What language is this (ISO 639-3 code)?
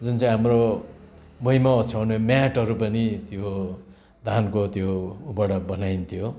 nep